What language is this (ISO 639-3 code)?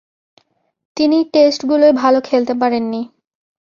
ben